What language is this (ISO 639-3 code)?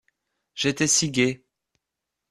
fra